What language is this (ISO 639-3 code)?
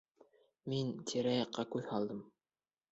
bak